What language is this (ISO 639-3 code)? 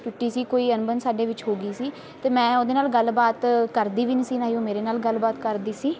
pan